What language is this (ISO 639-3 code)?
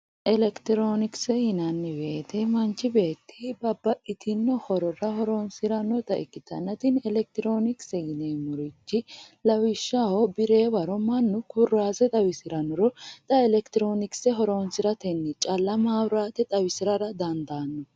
sid